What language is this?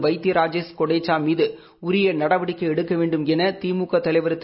Tamil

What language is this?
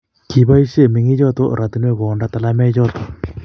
Kalenjin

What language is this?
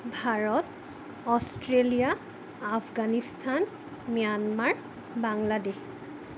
Assamese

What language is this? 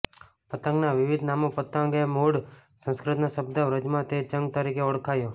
Gujarati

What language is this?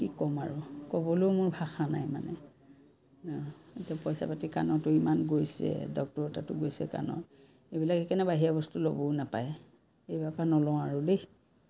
Assamese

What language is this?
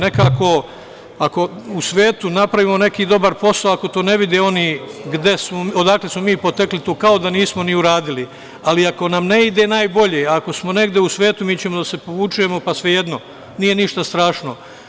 Serbian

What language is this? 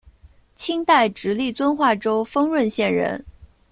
Chinese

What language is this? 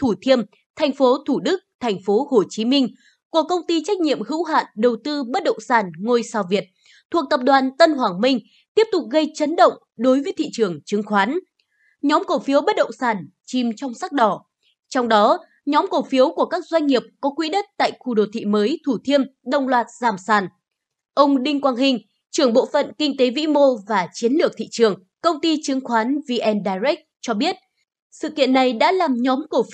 Vietnamese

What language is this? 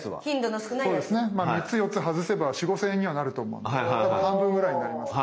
Japanese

